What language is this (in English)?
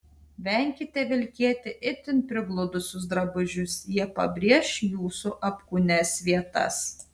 Lithuanian